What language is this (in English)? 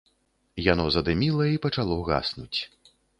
Belarusian